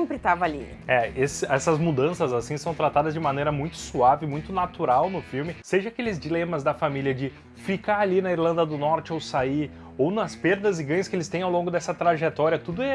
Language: Portuguese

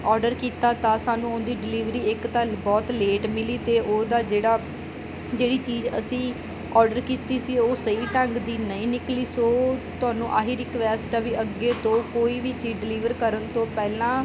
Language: Punjabi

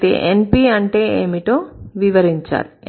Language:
Telugu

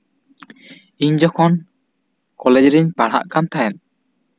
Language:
Santali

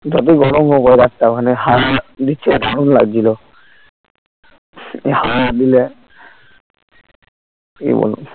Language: Bangla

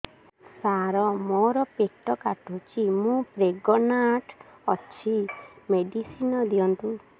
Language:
Odia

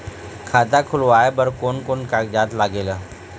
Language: Chhattisgarhi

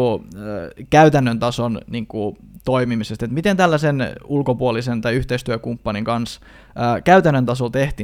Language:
Finnish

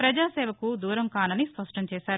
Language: Telugu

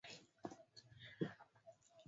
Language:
Swahili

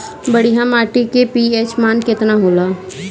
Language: Bhojpuri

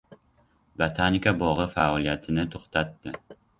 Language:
Uzbek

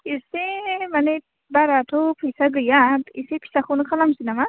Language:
Bodo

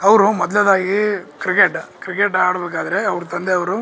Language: Kannada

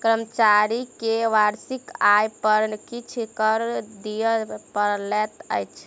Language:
Maithili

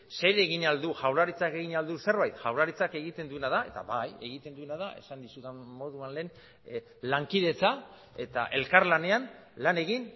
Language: Basque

